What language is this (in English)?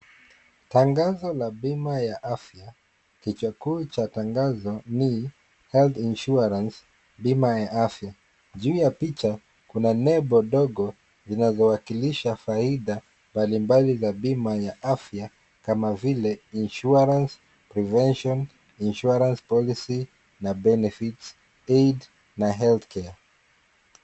Swahili